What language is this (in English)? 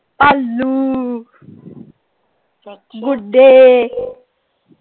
Punjabi